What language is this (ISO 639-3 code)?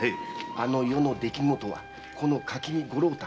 jpn